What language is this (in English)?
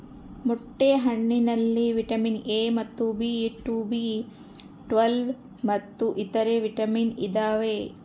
Kannada